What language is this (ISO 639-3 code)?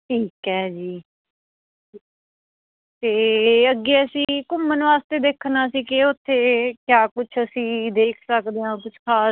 pan